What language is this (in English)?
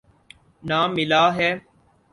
Urdu